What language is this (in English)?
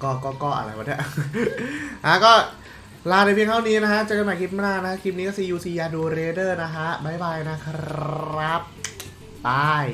Thai